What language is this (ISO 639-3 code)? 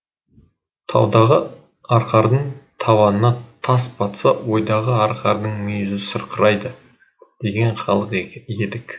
kaz